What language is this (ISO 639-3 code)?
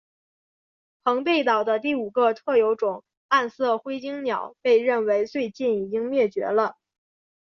zho